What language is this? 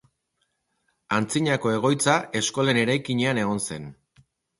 Basque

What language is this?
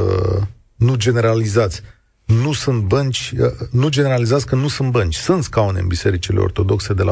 Romanian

